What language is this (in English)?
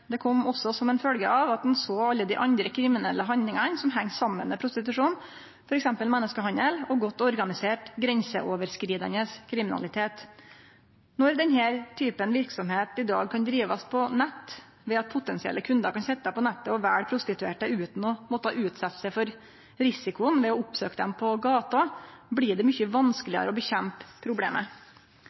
Norwegian Nynorsk